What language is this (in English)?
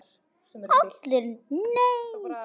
Icelandic